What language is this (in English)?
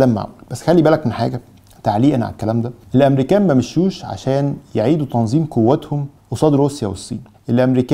Arabic